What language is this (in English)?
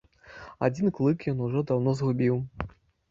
Belarusian